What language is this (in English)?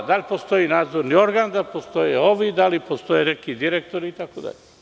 Serbian